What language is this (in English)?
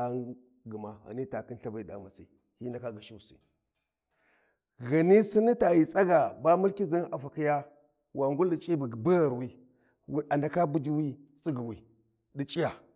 Warji